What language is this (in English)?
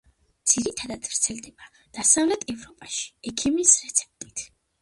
Georgian